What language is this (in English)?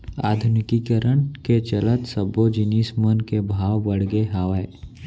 Chhattisgarhi